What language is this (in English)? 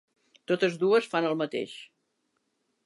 Catalan